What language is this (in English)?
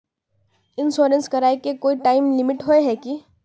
Magahi